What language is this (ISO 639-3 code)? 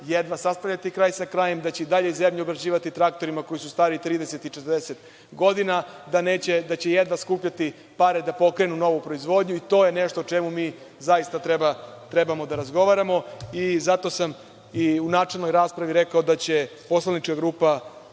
srp